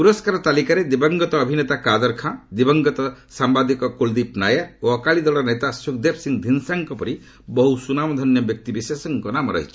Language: Odia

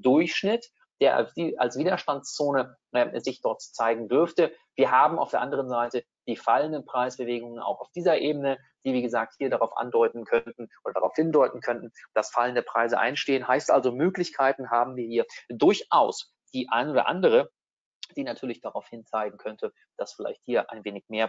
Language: German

